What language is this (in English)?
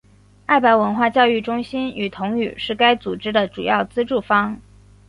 Chinese